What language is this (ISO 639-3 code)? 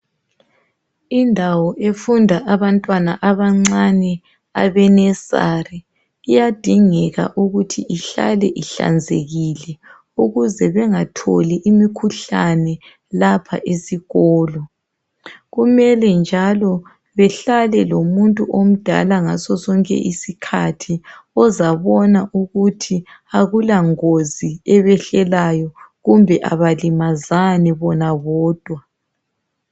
nde